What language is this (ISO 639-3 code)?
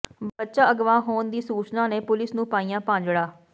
pan